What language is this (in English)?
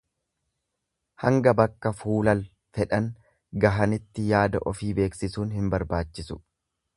Oromo